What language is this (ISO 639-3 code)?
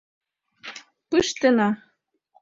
chm